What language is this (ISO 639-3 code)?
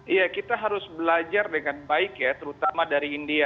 ind